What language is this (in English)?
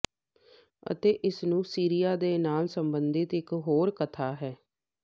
Punjabi